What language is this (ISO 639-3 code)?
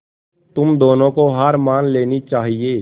hin